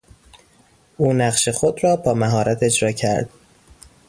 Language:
Persian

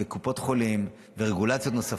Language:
Hebrew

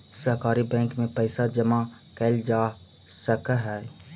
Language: Magahi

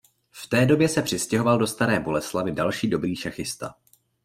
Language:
Czech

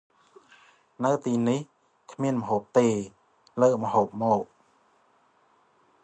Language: Khmer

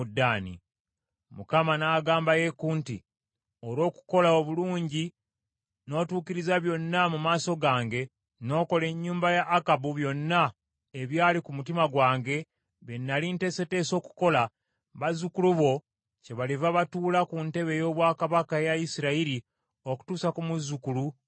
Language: Ganda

